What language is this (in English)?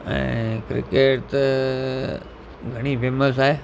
Sindhi